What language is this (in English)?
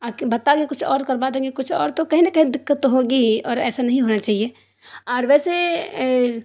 Urdu